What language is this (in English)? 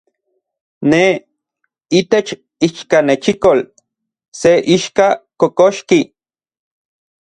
Central Puebla Nahuatl